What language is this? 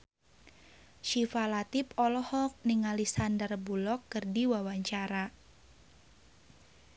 Sundanese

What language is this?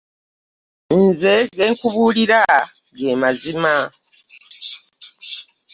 Ganda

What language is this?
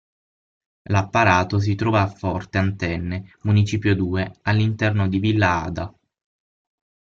Italian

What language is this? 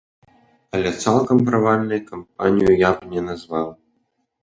Belarusian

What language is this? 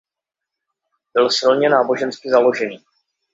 Czech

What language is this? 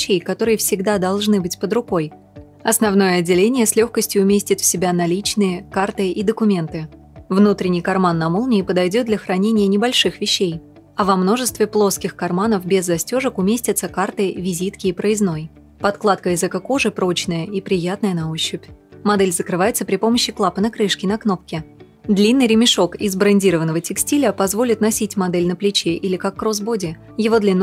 Russian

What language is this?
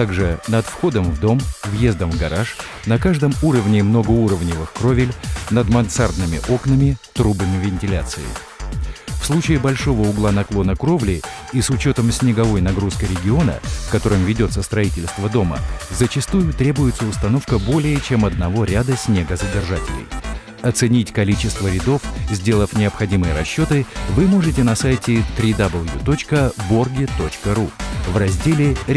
Russian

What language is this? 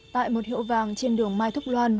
Vietnamese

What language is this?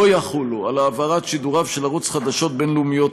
Hebrew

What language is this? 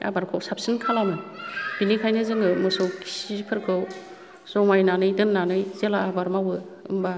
Bodo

